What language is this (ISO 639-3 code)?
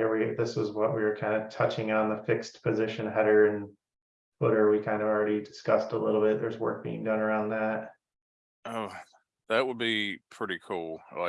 eng